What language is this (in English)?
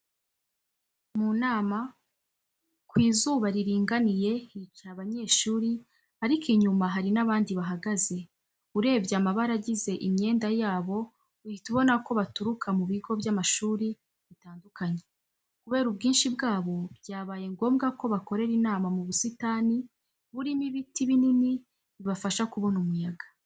Kinyarwanda